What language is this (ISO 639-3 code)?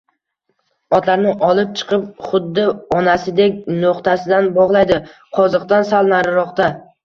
uzb